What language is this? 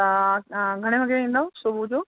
Sindhi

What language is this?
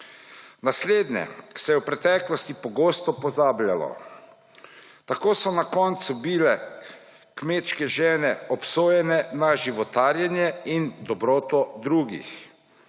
Slovenian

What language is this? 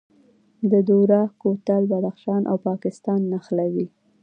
Pashto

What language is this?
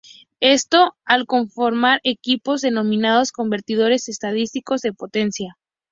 Spanish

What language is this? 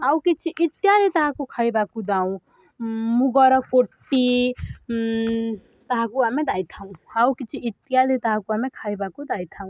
Odia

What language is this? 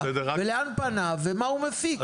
Hebrew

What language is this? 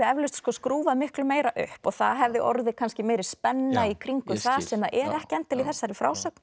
Icelandic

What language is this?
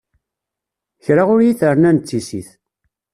Kabyle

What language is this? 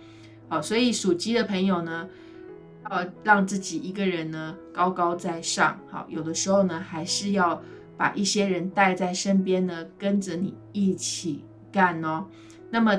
Chinese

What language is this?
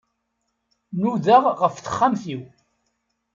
Kabyle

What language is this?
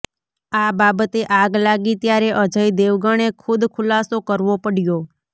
Gujarati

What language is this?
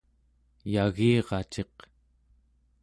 Central Yupik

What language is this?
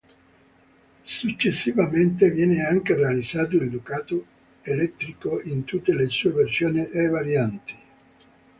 Italian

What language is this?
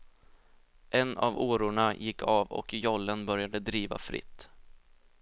Swedish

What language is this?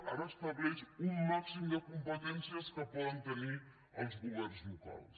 Catalan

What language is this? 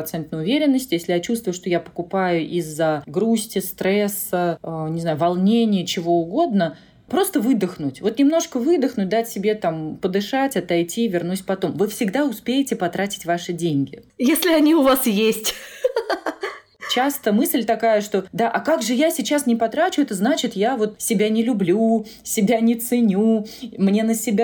Russian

